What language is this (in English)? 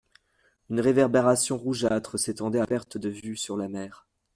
French